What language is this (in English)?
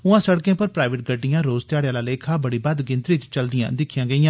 Dogri